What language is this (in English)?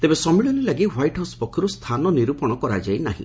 Odia